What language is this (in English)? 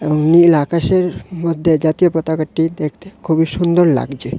Bangla